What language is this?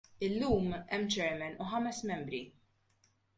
Maltese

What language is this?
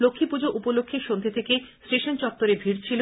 Bangla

